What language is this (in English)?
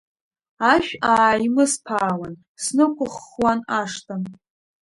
Abkhazian